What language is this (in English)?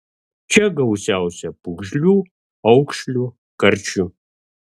Lithuanian